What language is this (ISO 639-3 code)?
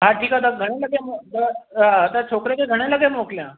snd